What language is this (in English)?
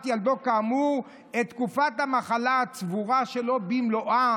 Hebrew